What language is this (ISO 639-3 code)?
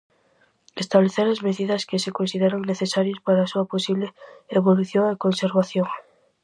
glg